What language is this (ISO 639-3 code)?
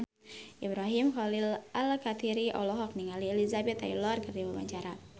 sun